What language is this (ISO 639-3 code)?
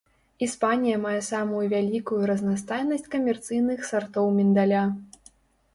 bel